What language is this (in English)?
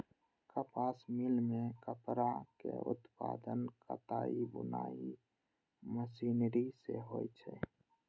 Maithili